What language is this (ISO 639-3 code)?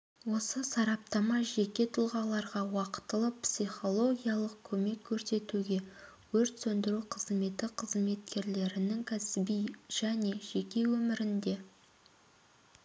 kaz